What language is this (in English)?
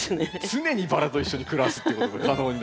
Japanese